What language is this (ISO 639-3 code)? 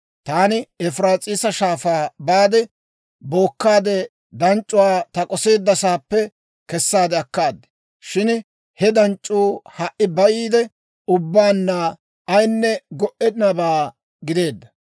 dwr